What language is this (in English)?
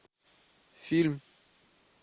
Russian